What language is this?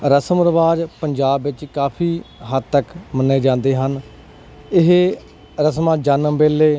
Punjabi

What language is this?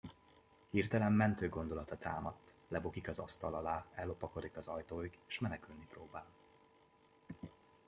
Hungarian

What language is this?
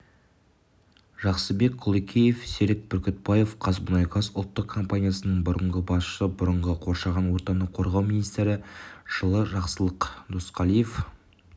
Kazakh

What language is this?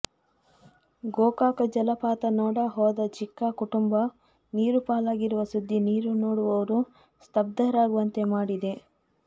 Kannada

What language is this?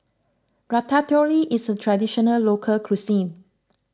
English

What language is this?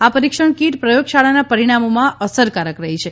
Gujarati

